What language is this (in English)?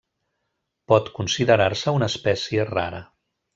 Catalan